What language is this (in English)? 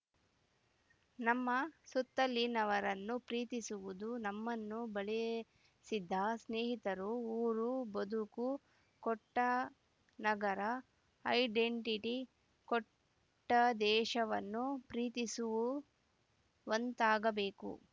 Kannada